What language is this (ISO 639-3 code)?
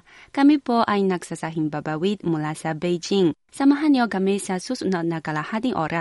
fil